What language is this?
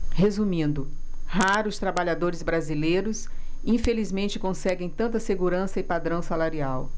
Portuguese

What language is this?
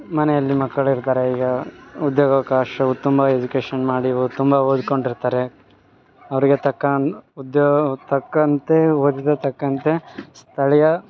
Kannada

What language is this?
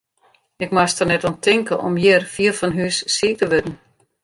Western Frisian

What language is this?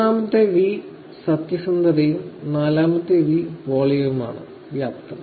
Malayalam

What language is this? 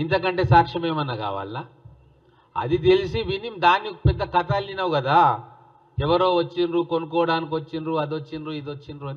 Telugu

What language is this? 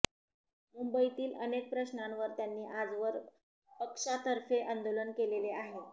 Marathi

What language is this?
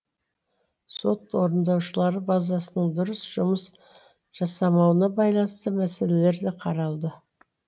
Kazakh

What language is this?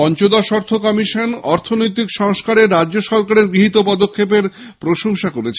Bangla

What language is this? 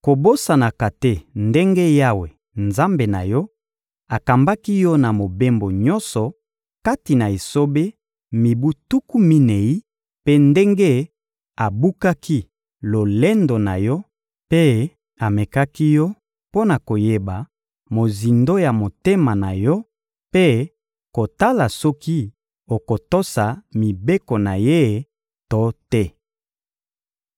Lingala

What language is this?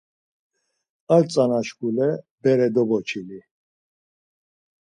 Laz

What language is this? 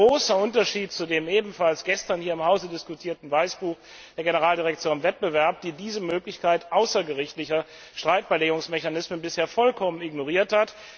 German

